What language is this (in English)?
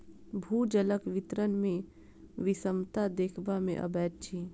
Maithili